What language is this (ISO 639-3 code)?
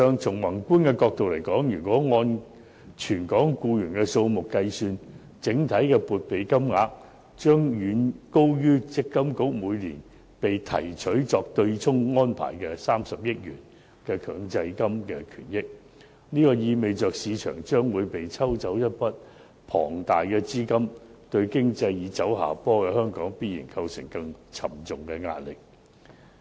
yue